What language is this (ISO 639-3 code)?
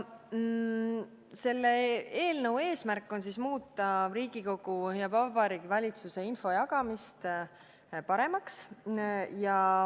est